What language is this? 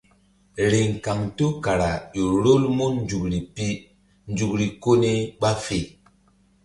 Mbum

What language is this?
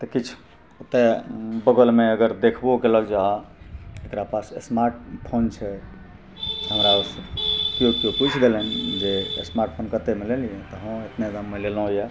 Maithili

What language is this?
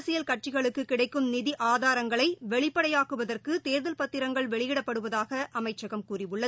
Tamil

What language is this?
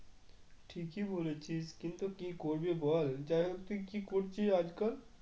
Bangla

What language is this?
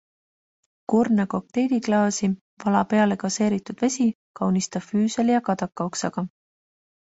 Estonian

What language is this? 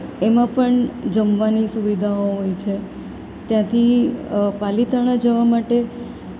Gujarati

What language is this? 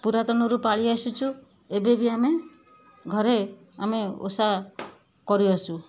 Odia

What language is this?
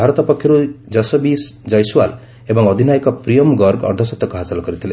Odia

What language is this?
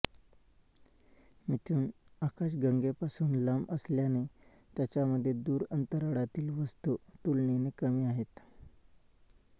Marathi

